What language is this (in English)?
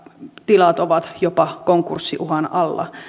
Finnish